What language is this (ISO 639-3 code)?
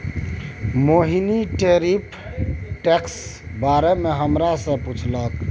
mai